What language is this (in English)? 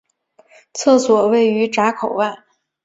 Chinese